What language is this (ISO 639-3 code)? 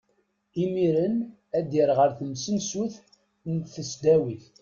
kab